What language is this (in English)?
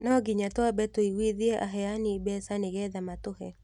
Kikuyu